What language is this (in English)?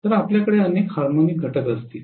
Marathi